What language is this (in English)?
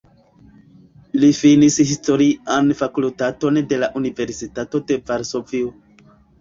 Esperanto